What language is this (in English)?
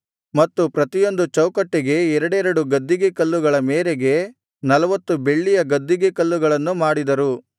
Kannada